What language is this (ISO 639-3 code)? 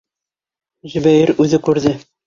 bak